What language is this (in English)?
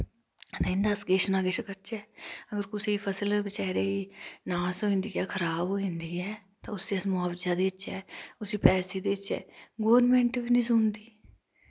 Dogri